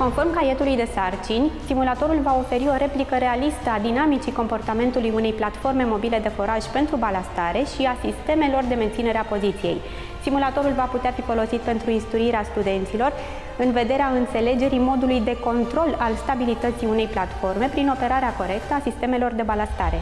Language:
Romanian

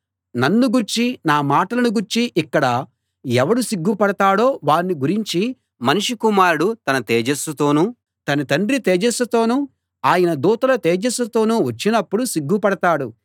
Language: Telugu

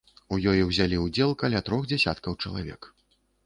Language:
Belarusian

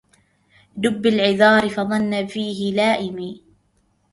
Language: Arabic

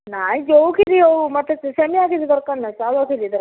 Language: Odia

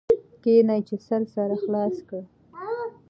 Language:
Pashto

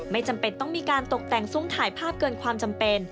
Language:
Thai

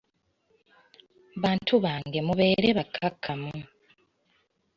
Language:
Ganda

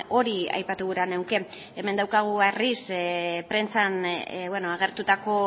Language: Basque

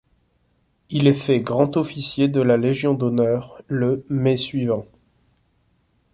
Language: French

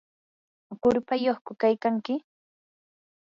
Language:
Yanahuanca Pasco Quechua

